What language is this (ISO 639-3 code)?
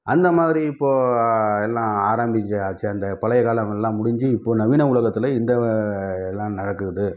tam